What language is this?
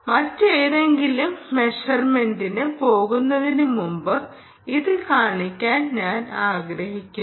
Malayalam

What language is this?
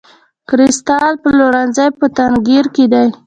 Pashto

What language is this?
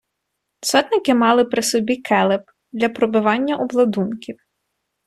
Ukrainian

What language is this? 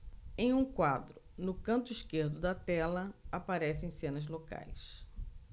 Portuguese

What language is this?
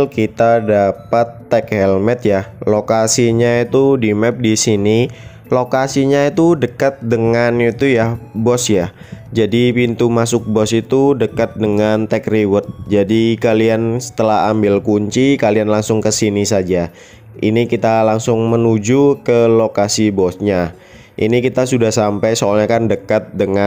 Indonesian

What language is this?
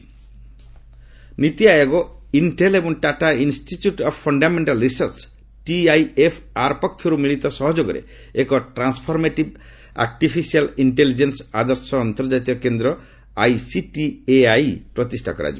Odia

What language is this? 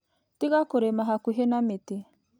Kikuyu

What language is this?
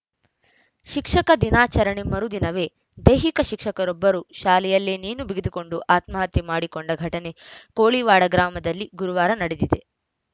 Kannada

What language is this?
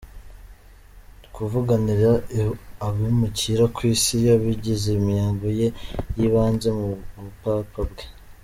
Kinyarwanda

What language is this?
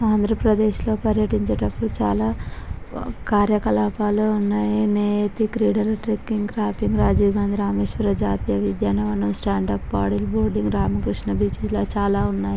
Telugu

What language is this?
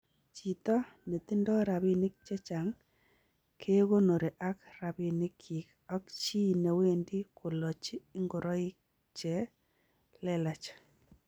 Kalenjin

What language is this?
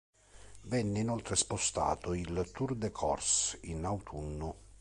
Italian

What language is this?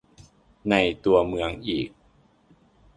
Thai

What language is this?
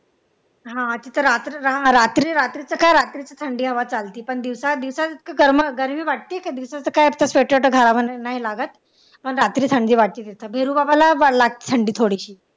Marathi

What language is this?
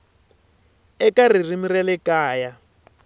Tsonga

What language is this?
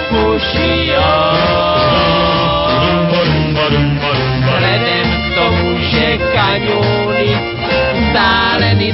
Slovak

